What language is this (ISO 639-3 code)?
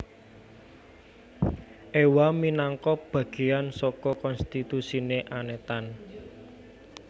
jav